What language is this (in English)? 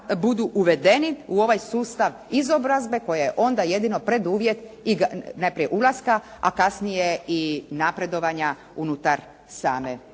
Croatian